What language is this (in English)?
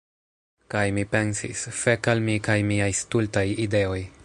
Esperanto